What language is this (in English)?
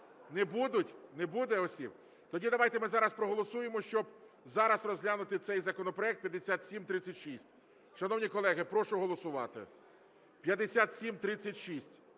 Ukrainian